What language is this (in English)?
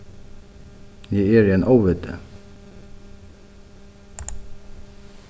Faroese